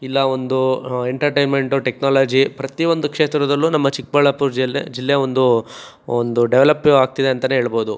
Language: Kannada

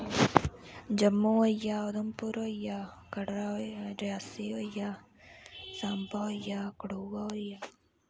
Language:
Dogri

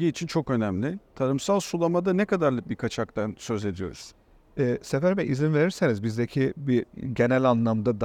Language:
Turkish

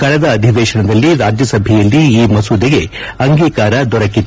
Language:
Kannada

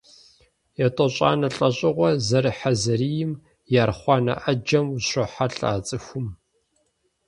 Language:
Kabardian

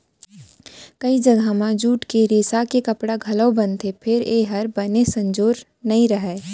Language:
Chhattisgarhi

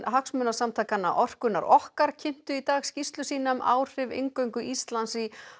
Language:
Icelandic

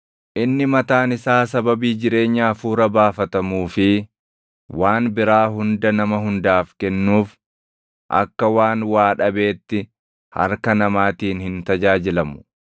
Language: Oromo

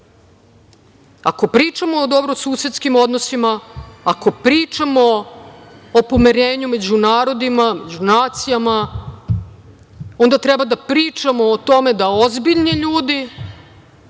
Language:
Serbian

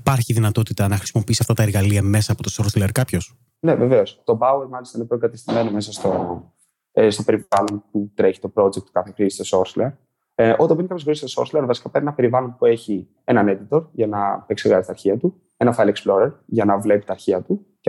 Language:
Greek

